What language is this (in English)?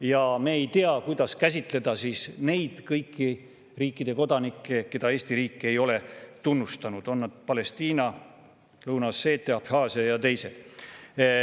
Estonian